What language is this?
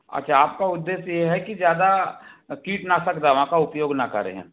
Hindi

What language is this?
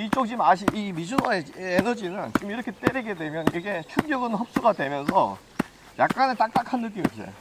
Korean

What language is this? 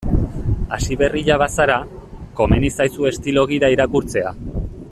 Basque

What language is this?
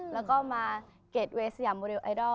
Thai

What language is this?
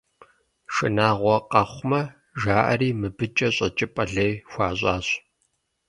Kabardian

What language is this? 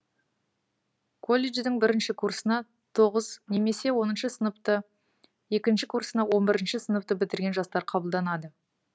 Kazakh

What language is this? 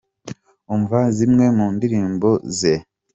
Kinyarwanda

